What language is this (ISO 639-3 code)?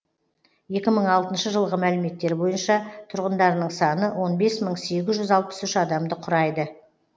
kaz